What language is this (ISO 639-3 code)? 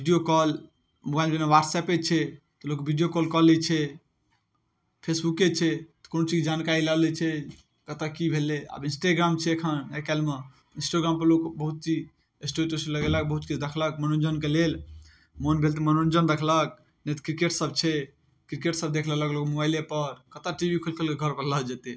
mai